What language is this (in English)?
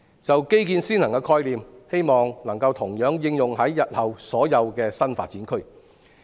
Cantonese